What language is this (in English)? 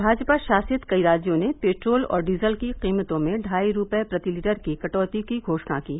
Hindi